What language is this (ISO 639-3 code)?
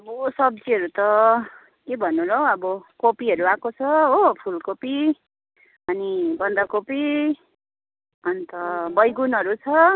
nep